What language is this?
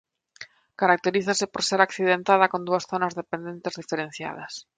Galician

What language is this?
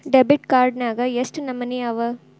Kannada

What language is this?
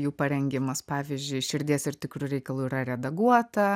Lithuanian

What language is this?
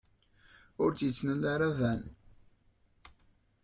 Kabyle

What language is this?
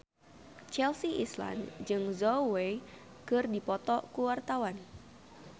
Sundanese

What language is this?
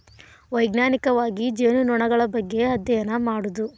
Kannada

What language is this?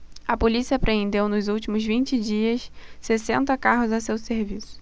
Portuguese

